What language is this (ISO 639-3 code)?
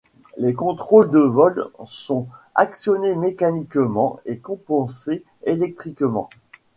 fra